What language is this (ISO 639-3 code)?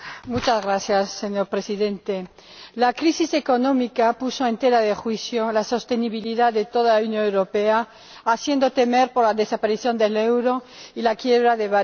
spa